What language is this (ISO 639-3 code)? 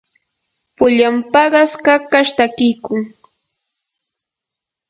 qur